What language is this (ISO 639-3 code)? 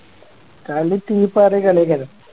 mal